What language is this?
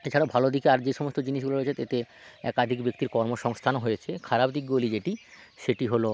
Bangla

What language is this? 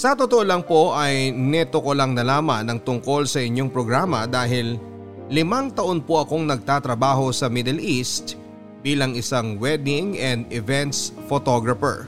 Filipino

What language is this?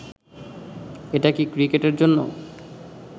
Bangla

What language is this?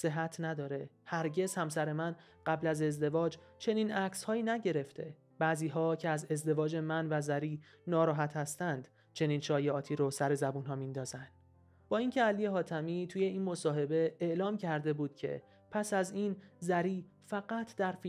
Persian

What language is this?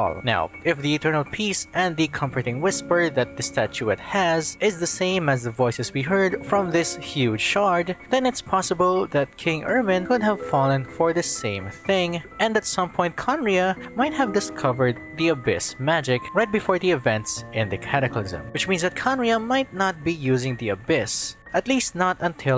English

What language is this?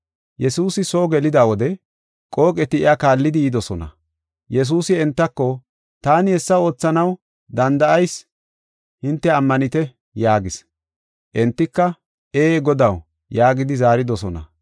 Gofa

